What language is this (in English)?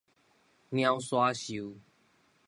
Min Nan Chinese